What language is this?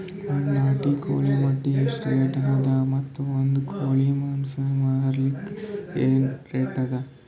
Kannada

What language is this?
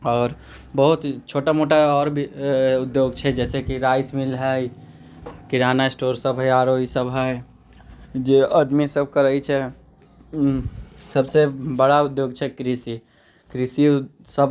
Maithili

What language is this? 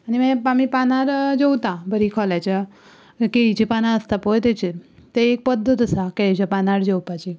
Konkani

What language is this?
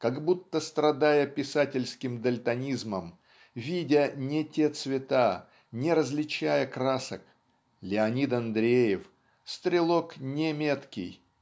Russian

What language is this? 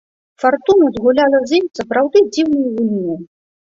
Belarusian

